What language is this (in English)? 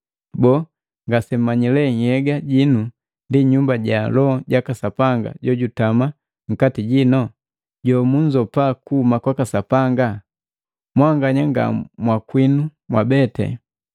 Matengo